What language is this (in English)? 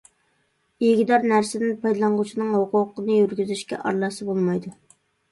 Uyghur